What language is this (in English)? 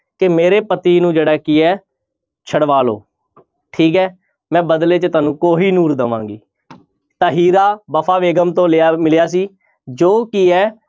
Punjabi